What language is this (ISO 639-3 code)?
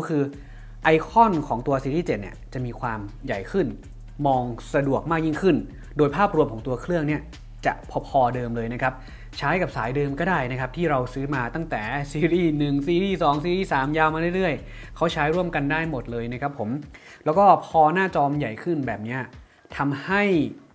tha